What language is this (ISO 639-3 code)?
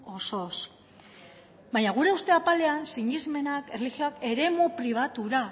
eus